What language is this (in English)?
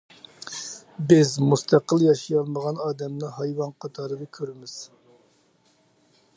Uyghur